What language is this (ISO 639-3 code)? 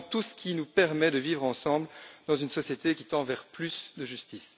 fra